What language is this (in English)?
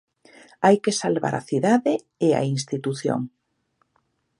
Galician